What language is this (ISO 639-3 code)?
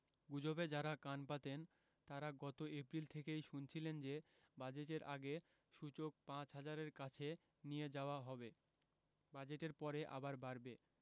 ben